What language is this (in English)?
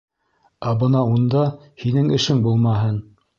Bashkir